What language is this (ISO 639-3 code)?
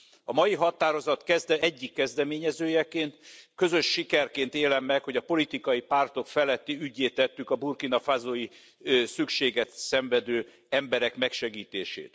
hun